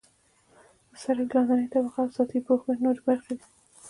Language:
Pashto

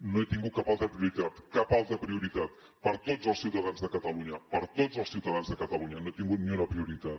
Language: Catalan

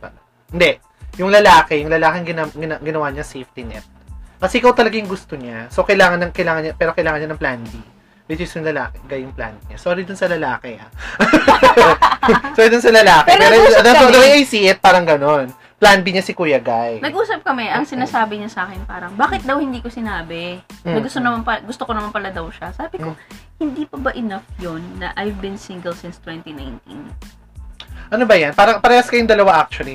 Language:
Filipino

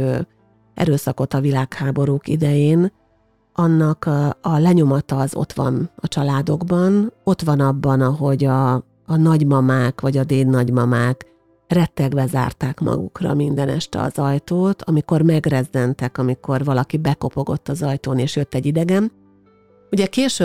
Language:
Hungarian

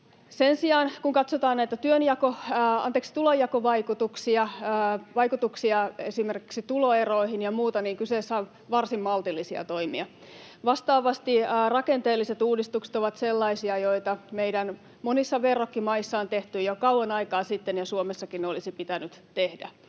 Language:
Finnish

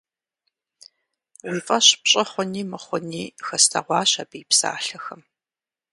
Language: Kabardian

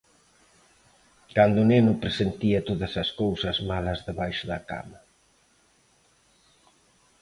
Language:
Galician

